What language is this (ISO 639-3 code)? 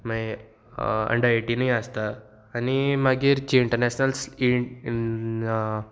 kok